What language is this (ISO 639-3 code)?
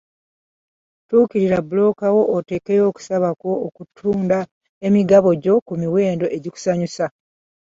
lug